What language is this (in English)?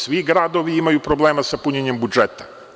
Serbian